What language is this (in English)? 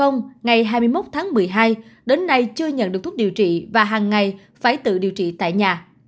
Vietnamese